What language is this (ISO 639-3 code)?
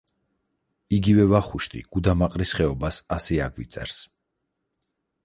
kat